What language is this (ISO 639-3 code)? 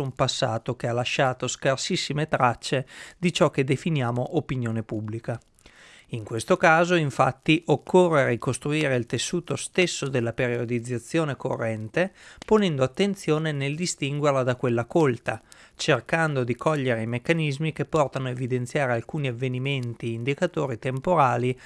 ita